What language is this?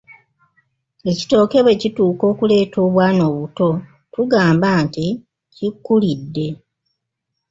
Ganda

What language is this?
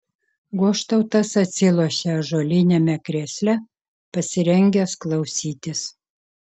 Lithuanian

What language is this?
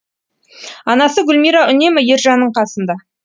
Kazakh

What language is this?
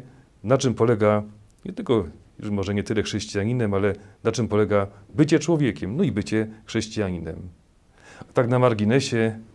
Polish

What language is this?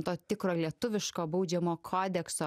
Lithuanian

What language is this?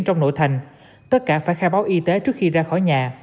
Vietnamese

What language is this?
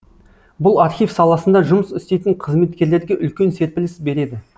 Kazakh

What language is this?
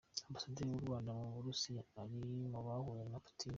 Kinyarwanda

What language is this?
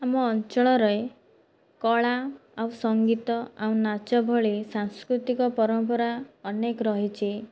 Odia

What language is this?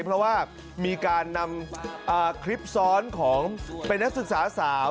Thai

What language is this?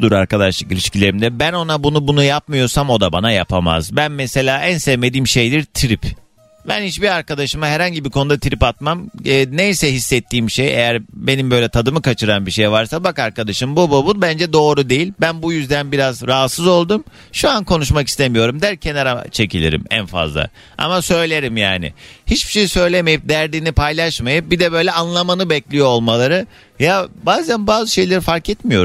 Turkish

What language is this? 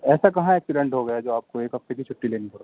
Urdu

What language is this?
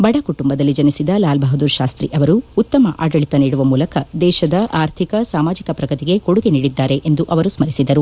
Kannada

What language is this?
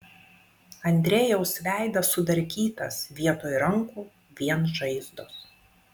Lithuanian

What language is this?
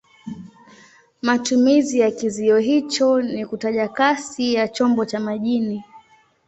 Swahili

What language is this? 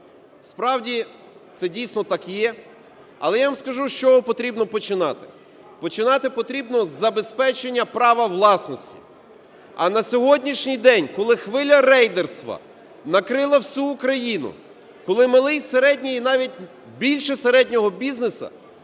Ukrainian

